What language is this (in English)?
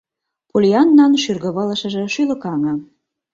Mari